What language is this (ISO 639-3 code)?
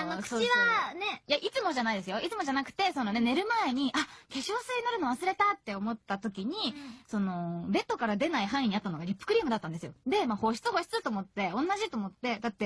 jpn